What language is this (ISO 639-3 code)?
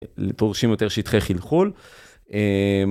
heb